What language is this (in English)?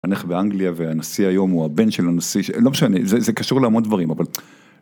Hebrew